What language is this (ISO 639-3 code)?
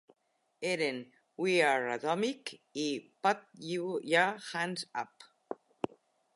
cat